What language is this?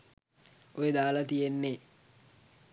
Sinhala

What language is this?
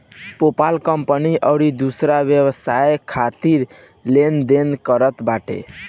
Bhojpuri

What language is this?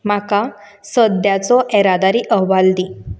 Konkani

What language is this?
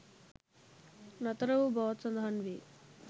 Sinhala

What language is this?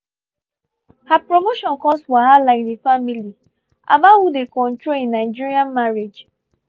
Nigerian Pidgin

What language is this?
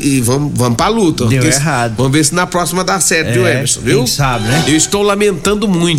Portuguese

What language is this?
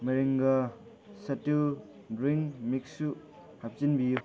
Manipuri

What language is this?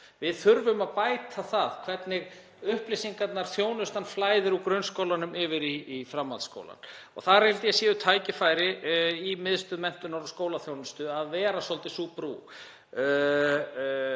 Icelandic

